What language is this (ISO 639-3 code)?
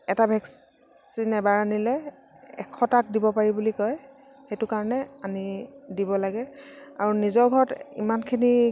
asm